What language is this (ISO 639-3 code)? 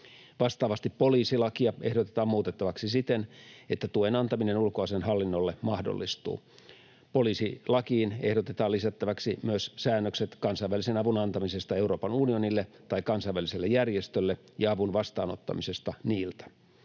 fin